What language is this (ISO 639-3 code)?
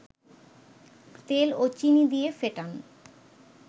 ben